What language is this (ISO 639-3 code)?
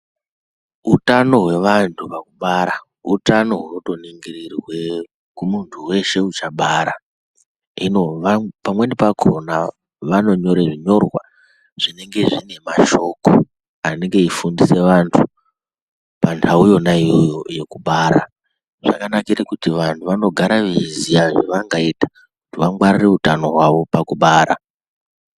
ndc